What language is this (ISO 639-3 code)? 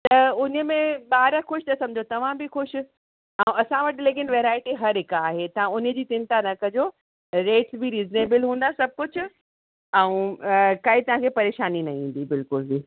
snd